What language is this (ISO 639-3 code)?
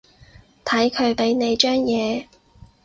yue